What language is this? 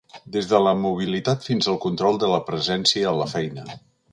Catalan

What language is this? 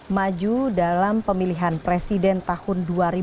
Indonesian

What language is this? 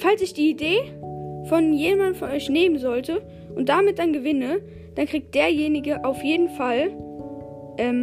German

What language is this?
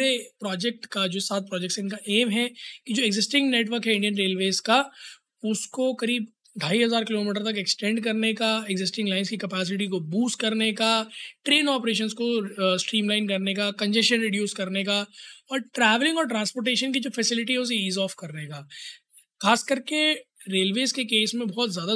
Hindi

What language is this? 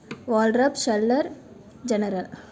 Telugu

